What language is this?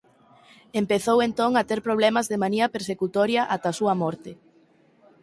Galician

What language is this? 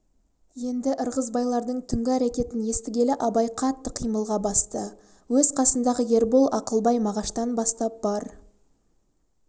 Kazakh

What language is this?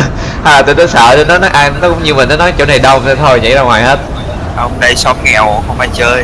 Vietnamese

